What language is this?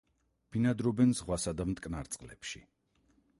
Georgian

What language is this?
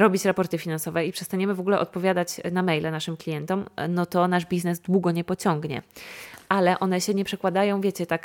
Polish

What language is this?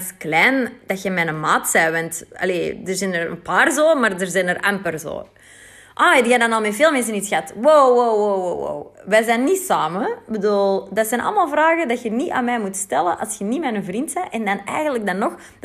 Dutch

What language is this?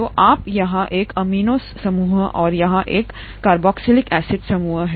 Hindi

